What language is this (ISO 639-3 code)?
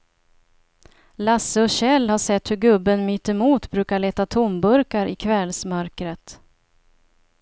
swe